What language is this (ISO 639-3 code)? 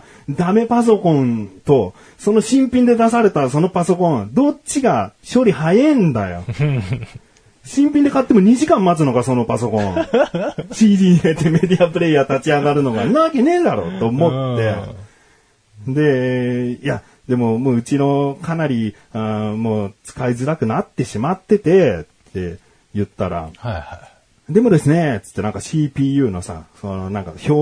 jpn